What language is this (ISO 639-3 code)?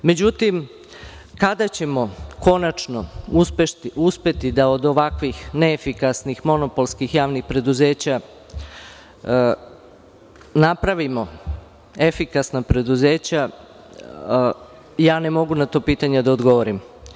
srp